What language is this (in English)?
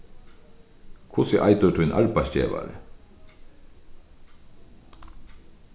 Faroese